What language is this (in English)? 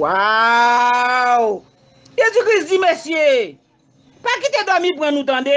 French